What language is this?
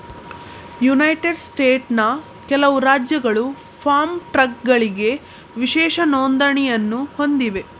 Kannada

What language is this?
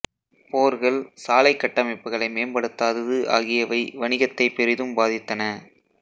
Tamil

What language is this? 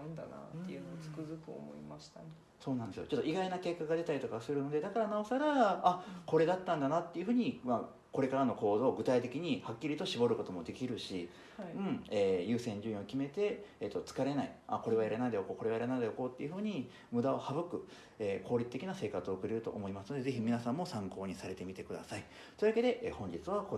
Japanese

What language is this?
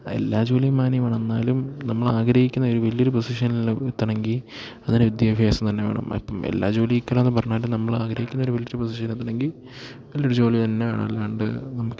Malayalam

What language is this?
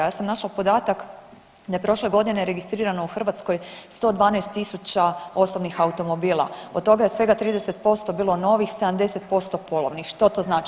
Croatian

